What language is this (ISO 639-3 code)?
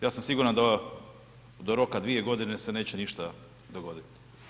hrv